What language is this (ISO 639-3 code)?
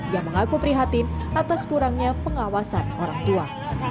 ind